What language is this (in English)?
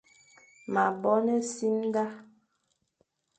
Fang